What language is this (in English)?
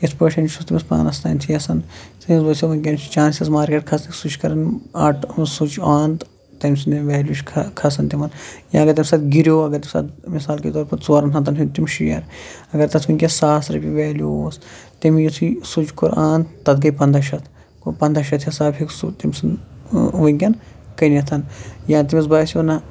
Kashmiri